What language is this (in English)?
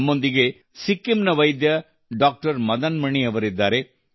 Kannada